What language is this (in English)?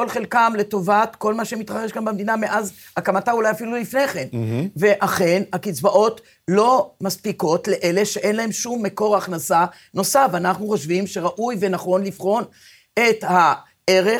Hebrew